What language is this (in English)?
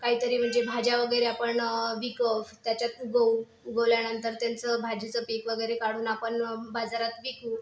Marathi